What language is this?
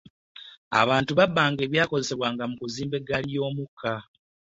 Ganda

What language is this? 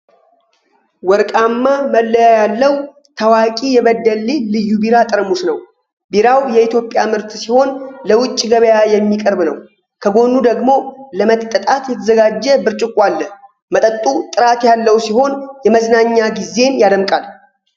Amharic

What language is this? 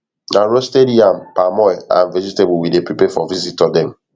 Nigerian Pidgin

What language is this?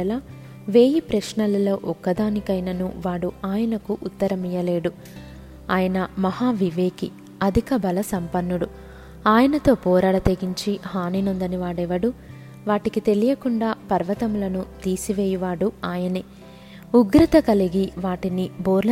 Telugu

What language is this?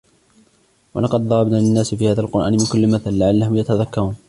Arabic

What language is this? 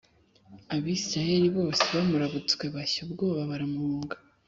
Kinyarwanda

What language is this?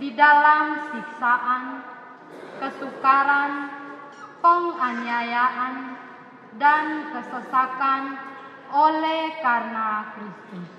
Indonesian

